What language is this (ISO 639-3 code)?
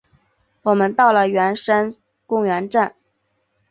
zho